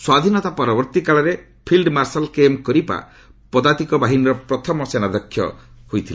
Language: Odia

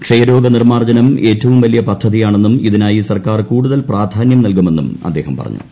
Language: Malayalam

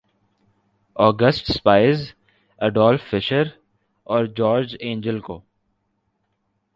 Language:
Urdu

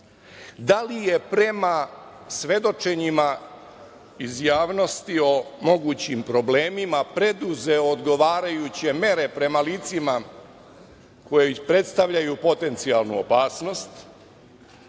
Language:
Serbian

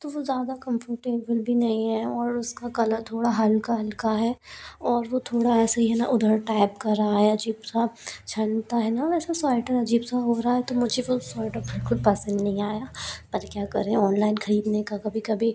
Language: Hindi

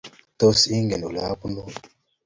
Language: Kalenjin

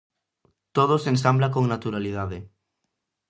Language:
Galician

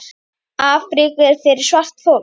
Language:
Icelandic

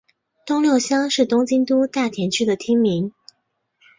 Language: Chinese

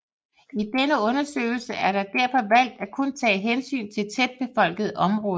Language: Danish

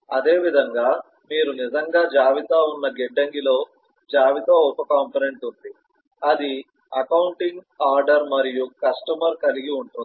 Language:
Telugu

